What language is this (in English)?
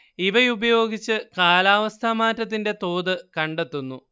Malayalam